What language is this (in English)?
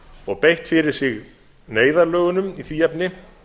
Icelandic